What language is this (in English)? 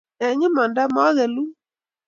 Kalenjin